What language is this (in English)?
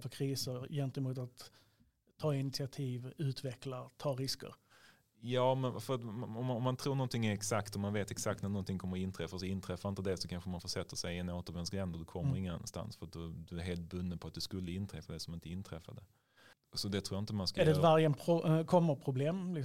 Swedish